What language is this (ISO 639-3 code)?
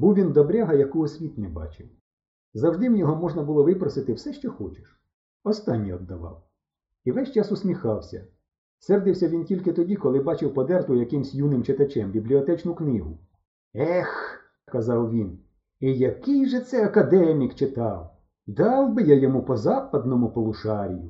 ukr